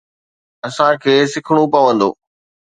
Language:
Sindhi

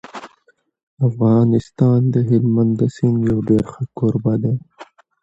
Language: Pashto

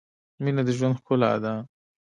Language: Pashto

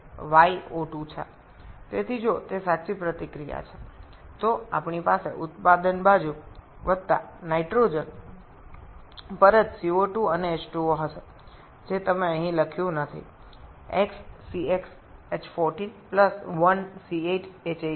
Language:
Bangla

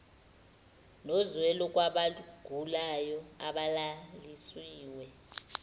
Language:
Zulu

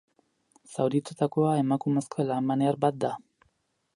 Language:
Basque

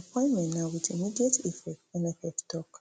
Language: Nigerian Pidgin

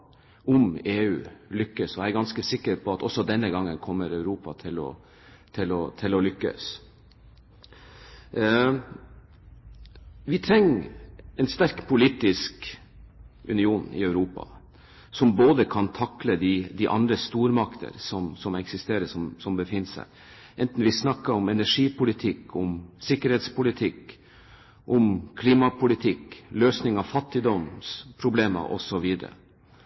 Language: Norwegian Bokmål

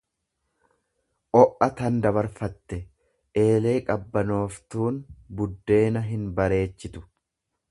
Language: Oromo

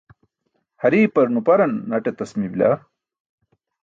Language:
Burushaski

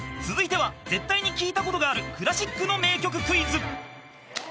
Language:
Japanese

